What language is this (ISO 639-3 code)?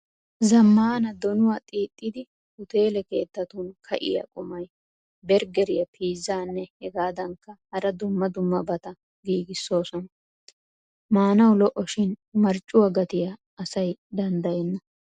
wal